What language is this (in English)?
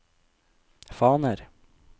Norwegian